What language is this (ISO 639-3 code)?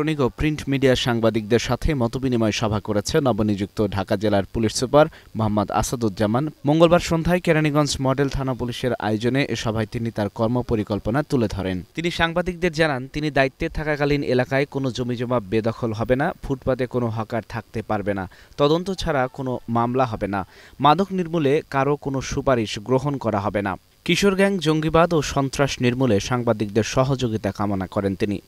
hin